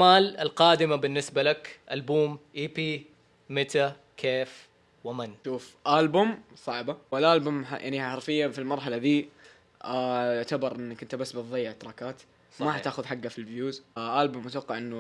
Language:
Arabic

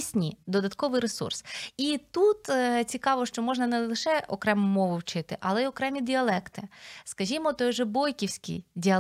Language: Ukrainian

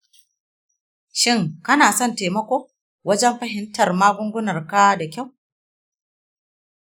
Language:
Hausa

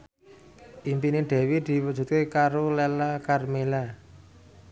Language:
Javanese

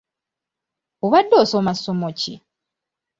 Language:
Ganda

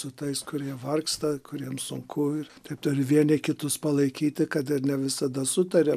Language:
Lithuanian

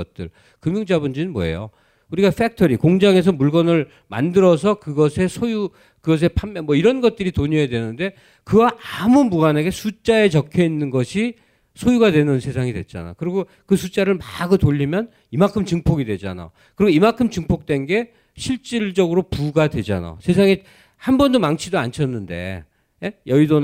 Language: Korean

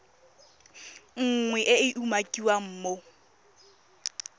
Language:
Tswana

